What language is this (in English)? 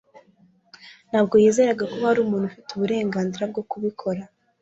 Kinyarwanda